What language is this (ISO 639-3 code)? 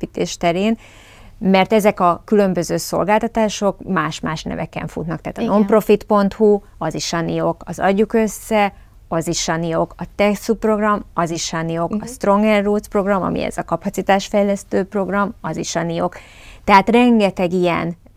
hun